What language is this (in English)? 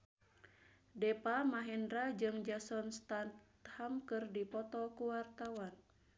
Sundanese